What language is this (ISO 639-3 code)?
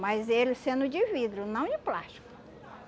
por